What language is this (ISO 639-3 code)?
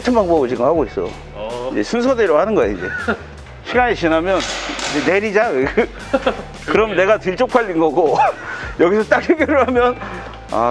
kor